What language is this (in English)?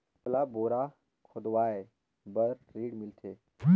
Chhattisgarhi